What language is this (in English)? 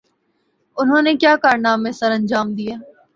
Urdu